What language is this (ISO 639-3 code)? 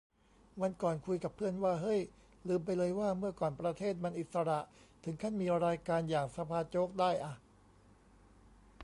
tha